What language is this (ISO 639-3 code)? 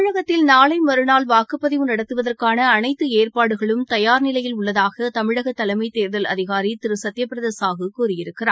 tam